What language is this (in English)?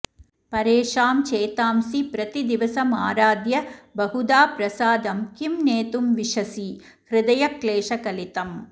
Sanskrit